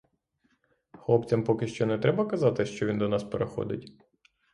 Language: Ukrainian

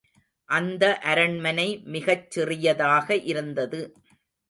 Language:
Tamil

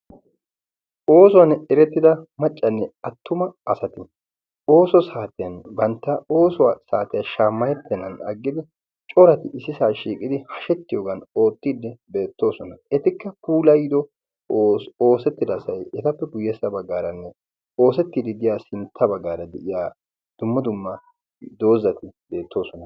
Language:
Wolaytta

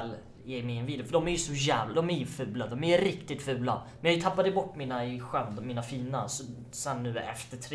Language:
Swedish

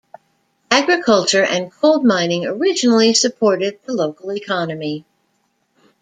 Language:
English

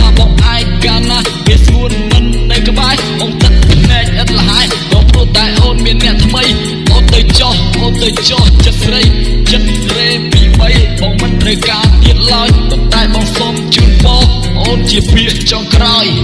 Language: Vietnamese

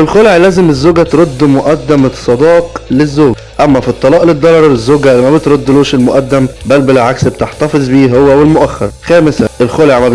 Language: Arabic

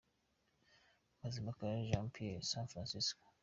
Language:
Kinyarwanda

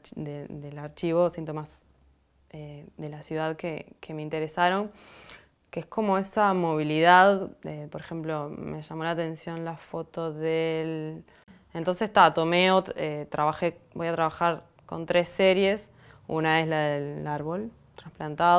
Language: Spanish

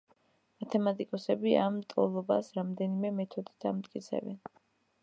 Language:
Georgian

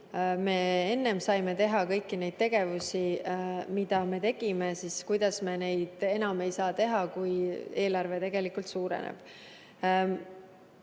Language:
Estonian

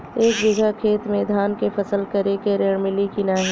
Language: Bhojpuri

